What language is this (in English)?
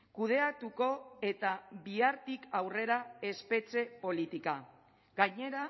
Basque